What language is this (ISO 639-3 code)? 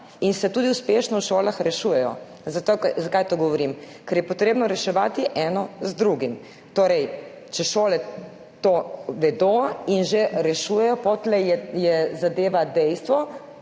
slv